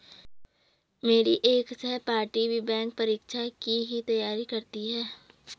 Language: Hindi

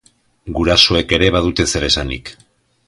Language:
Basque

